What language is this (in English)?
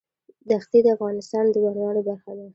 Pashto